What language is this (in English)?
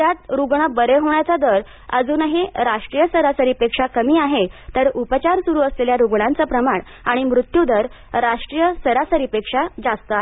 Marathi